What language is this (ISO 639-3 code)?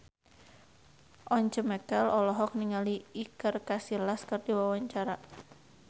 sun